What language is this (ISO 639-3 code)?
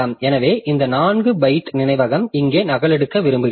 tam